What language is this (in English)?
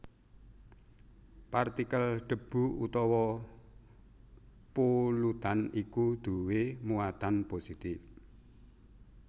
Javanese